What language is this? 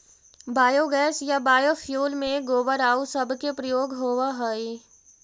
Magahi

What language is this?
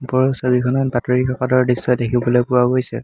Assamese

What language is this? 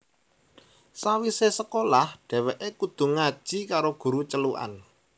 Javanese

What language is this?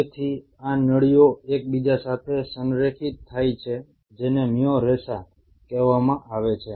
Gujarati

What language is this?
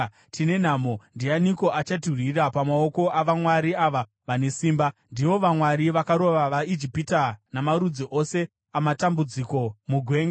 Shona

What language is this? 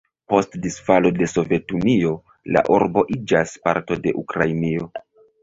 Esperanto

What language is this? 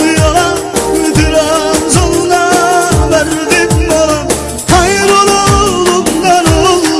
Turkish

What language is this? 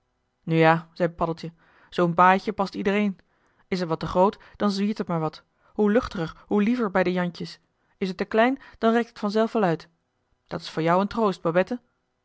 Dutch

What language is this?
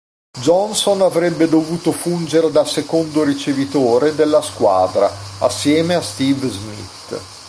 Italian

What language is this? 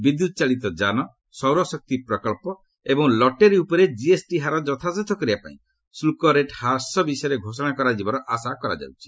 Odia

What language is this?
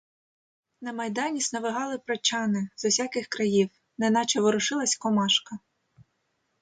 Ukrainian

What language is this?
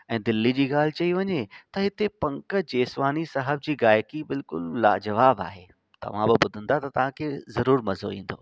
Sindhi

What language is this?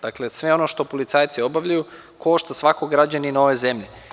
Serbian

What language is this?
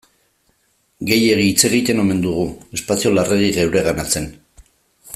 Basque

